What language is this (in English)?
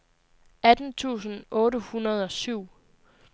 Danish